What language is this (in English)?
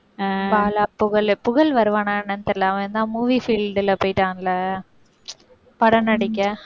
Tamil